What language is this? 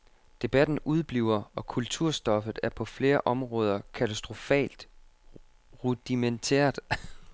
Danish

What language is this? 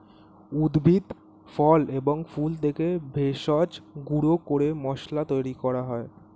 Bangla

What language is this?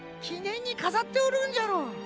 Japanese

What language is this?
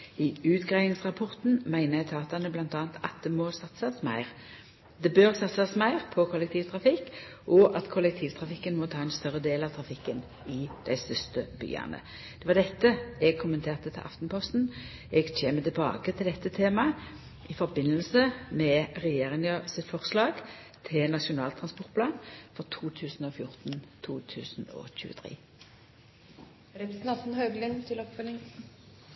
Norwegian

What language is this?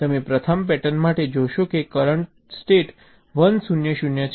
Gujarati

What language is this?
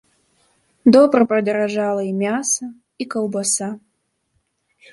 Belarusian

